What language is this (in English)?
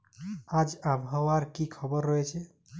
Bangla